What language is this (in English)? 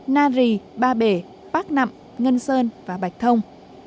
Vietnamese